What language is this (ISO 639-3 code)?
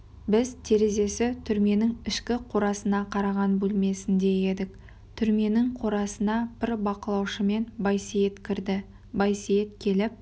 kaz